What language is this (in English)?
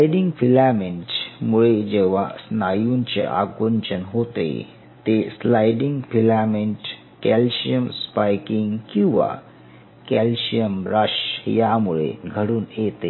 Marathi